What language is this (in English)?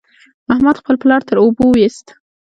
Pashto